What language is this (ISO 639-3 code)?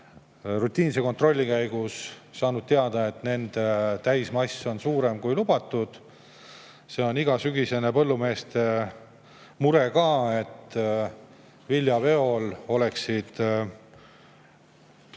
est